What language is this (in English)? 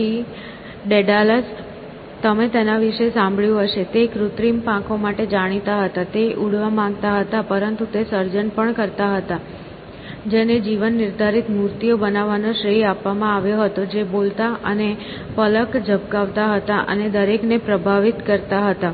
Gujarati